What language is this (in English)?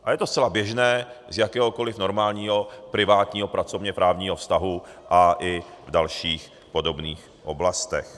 Czech